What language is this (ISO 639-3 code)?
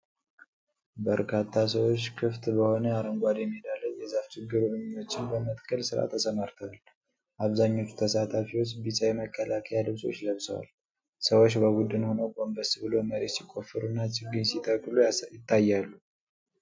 amh